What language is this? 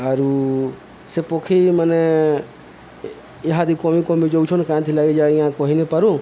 Odia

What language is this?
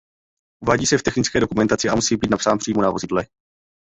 Czech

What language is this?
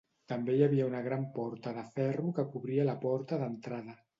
Catalan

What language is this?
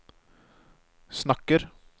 Norwegian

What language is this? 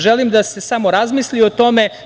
Serbian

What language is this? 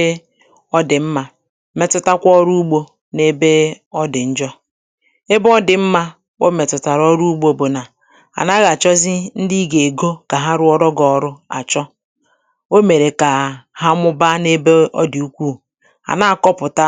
Igbo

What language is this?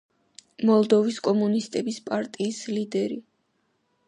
Georgian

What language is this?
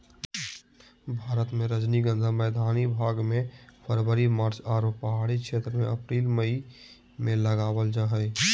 Magahi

